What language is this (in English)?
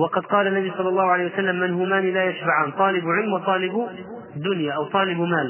Arabic